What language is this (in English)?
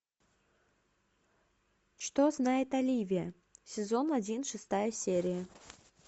Russian